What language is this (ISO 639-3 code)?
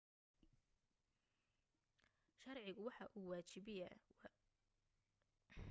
som